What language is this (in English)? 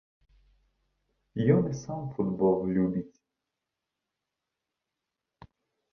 Belarusian